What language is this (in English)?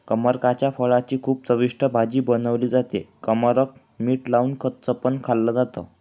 Marathi